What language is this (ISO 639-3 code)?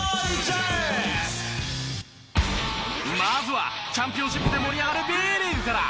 jpn